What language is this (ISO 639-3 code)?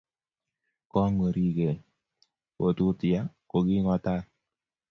kln